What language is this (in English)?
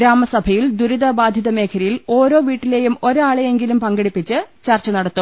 Malayalam